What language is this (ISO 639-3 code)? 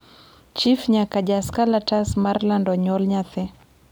luo